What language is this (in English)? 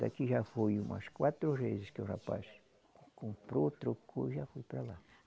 Portuguese